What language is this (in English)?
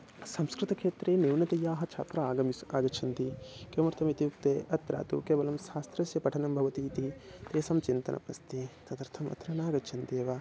Sanskrit